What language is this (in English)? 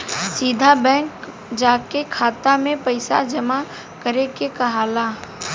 Bhojpuri